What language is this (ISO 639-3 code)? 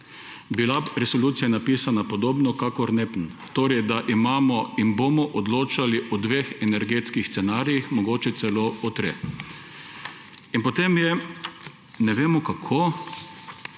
slv